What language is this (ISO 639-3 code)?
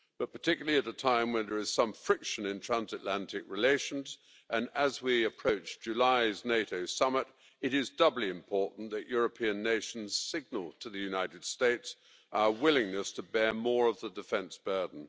eng